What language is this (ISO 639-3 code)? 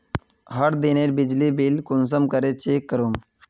mag